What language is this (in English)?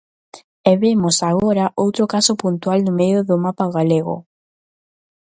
Galician